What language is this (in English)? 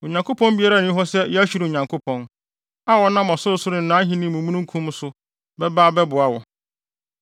Akan